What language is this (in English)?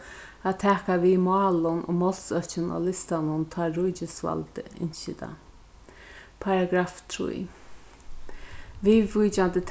Faroese